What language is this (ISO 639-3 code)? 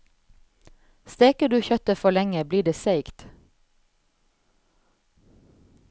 nor